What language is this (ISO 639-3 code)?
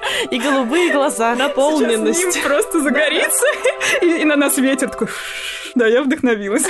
rus